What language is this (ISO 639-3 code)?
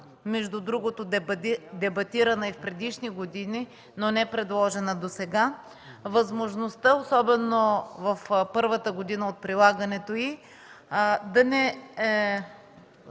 bul